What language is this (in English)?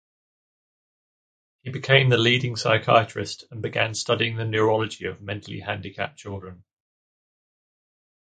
English